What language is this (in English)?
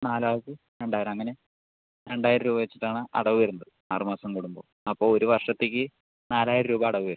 Malayalam